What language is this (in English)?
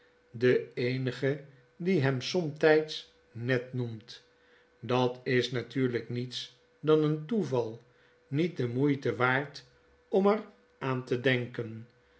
Dutch